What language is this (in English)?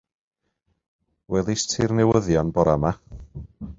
Welsh